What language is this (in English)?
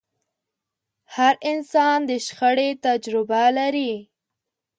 Pashto